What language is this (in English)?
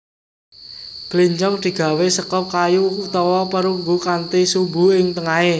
Javanese